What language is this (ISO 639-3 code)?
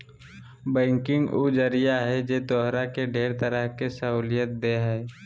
mag